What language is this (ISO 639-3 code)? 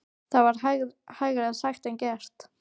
isl